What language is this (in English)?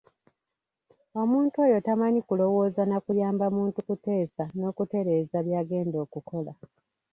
Ganda